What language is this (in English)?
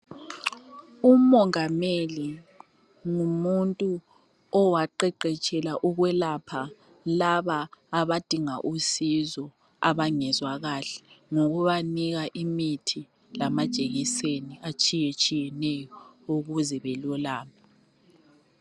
North Ndebele